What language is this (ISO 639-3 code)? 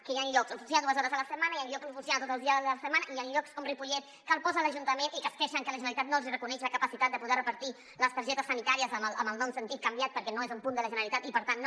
cat